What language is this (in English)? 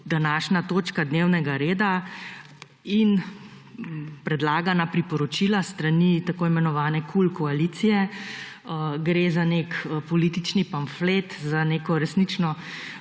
Slovenian